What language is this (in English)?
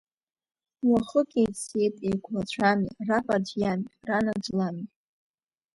Abkhazian